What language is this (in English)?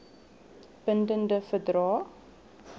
Afrikaans